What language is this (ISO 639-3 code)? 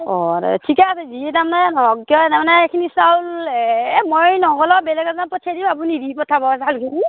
asm